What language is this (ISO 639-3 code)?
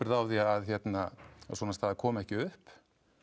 isl